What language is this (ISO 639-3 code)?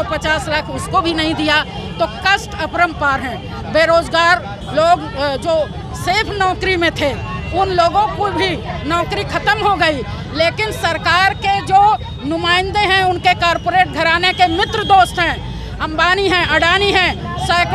hin